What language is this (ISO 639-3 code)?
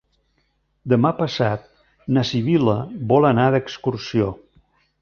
cat